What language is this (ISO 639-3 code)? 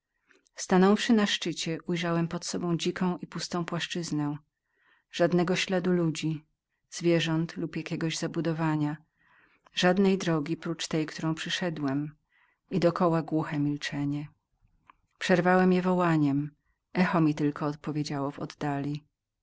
pol